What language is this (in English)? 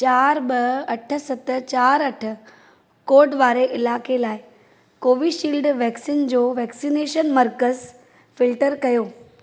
Sindhi